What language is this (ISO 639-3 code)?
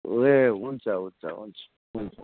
nep